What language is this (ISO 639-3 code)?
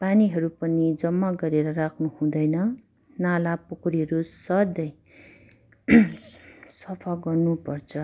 nep